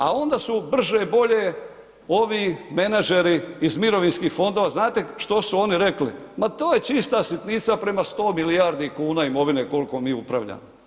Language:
Croatian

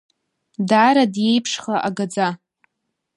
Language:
Abkhazian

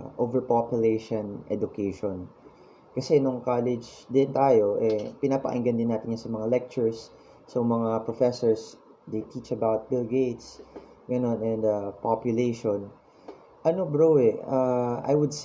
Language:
Filipino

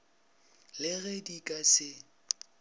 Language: Northern Sotho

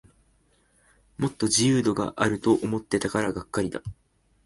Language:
Japanese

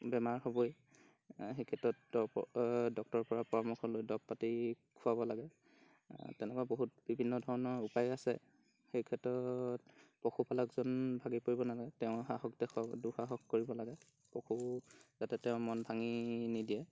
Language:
Assamese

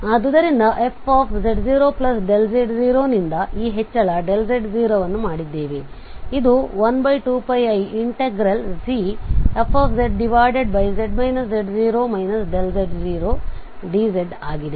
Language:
Kannada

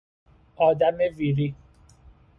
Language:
Persian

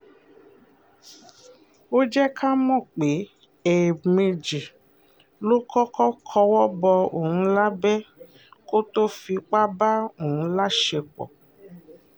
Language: Yoruba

